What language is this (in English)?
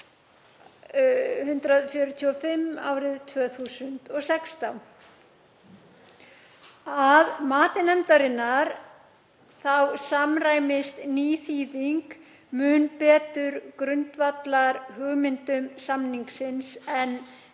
Icelandic